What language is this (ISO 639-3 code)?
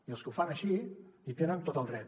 cat